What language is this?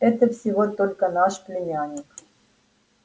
Russian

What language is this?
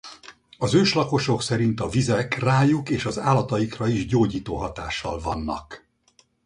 Hungarian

